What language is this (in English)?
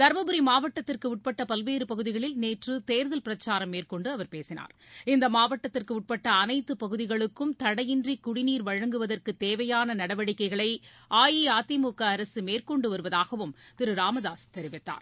Tamil